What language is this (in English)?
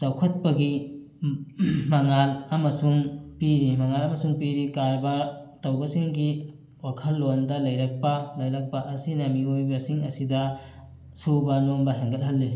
Manipuri